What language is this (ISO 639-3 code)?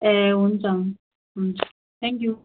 nep